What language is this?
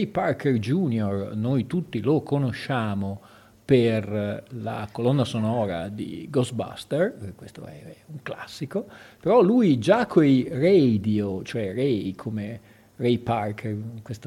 Italian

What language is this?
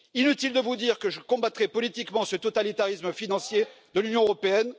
French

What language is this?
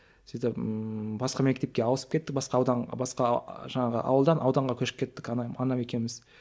Kazakh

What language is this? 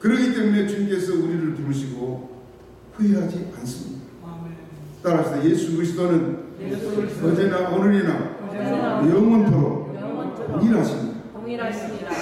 Korean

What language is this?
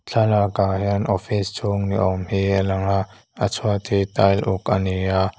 Mizo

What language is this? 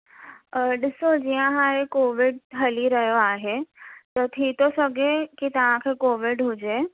Sindhi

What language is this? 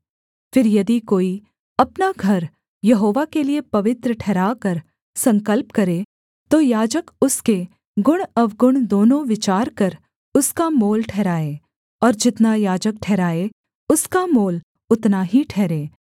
Hindi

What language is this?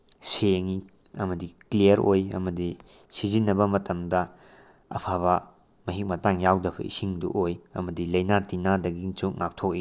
Manipuri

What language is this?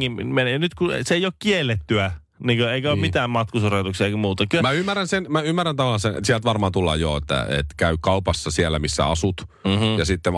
Finnish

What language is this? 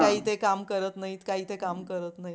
Marathi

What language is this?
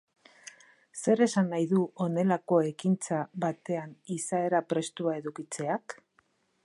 Basque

